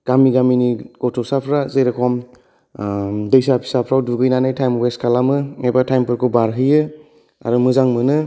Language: Bodo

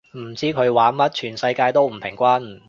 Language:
Cantonese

